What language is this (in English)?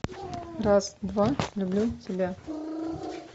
Russian